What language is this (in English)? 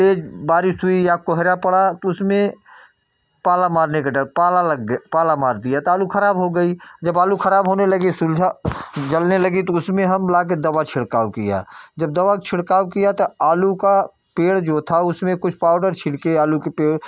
Hindi